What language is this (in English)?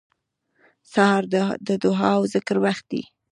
Pashto